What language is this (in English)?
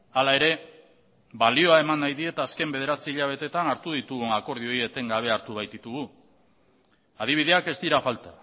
Basque